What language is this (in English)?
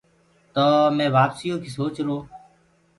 Gurgula